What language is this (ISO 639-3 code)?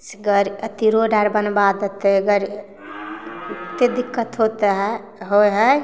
mai